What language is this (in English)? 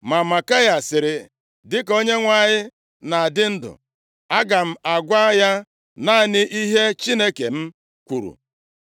Igbo